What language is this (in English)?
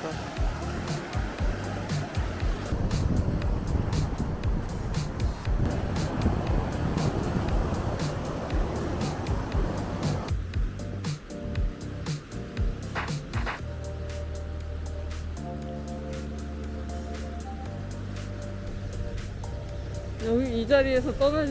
Korean